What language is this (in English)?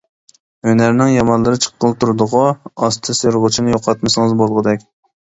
Uyghur